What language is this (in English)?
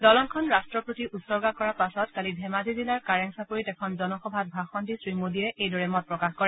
Assamese